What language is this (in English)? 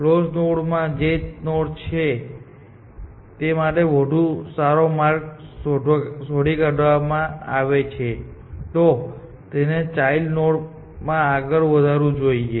Gujarati